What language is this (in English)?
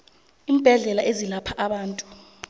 South Ndebele